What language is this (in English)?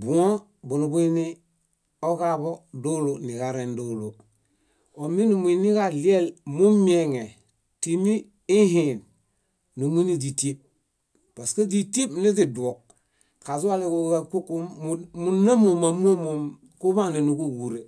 Bayot